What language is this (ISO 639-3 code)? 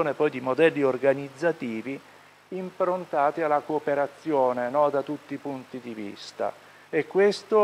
ita